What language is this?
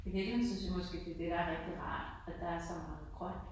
Danish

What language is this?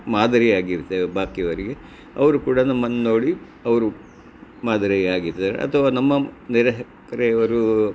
Kannada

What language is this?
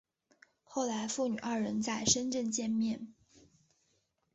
Chinese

